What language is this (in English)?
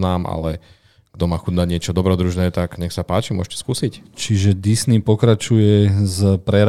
Slovak